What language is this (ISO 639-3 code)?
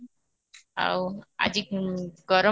ori